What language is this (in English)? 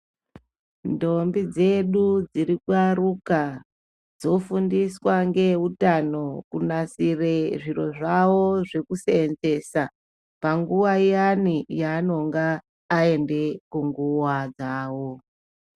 Ndau